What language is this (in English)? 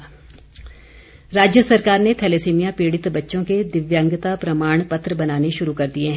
Hindi